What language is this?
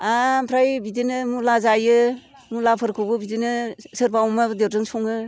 Bodo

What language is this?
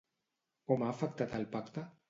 Catalan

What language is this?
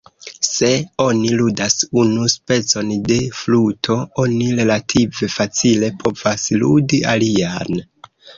Esperanto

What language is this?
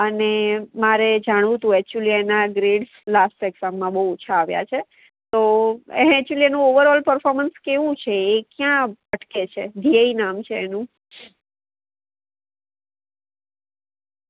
Gujarati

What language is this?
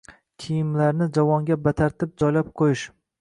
Uzbek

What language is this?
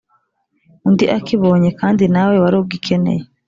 Kinyarwanda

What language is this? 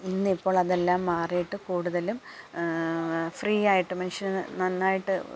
Malayalam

